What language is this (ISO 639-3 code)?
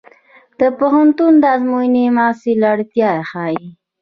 pus